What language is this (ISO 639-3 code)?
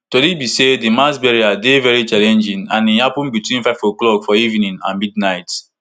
pcm